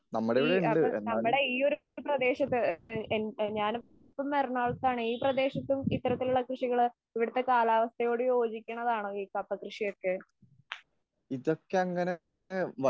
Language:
Malayalam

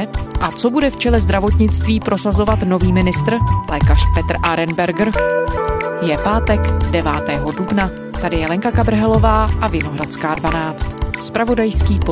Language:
Czech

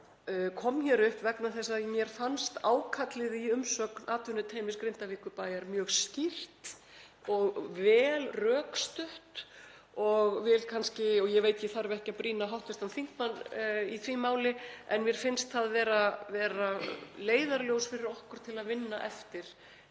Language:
Icelandic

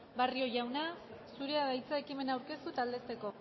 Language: Basque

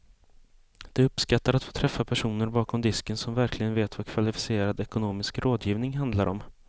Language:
Swedish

